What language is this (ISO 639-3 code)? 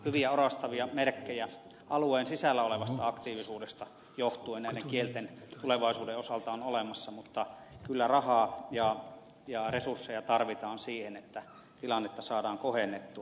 fin